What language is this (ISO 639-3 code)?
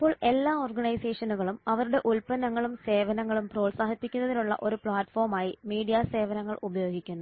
mal